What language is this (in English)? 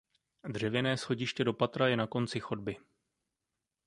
Czech